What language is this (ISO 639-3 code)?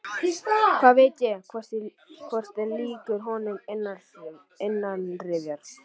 isl